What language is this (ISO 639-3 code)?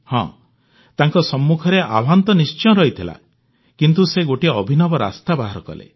ori